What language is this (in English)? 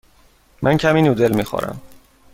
Persian